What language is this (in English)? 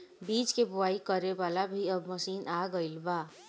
Bhojpuri